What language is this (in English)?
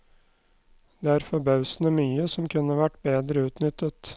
Norwegian